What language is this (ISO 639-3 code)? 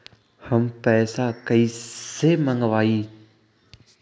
mag